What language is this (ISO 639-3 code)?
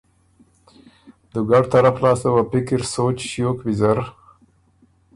oru